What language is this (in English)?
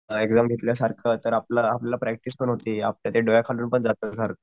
Marathi